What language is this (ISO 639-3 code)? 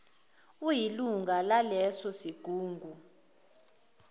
zul